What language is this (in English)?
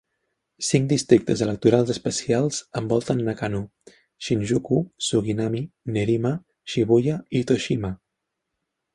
Catalan